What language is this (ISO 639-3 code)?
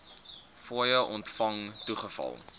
afr